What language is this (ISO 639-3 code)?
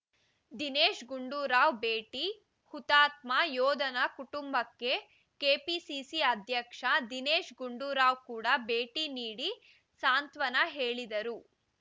kan